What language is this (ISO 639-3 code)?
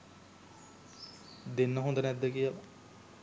sin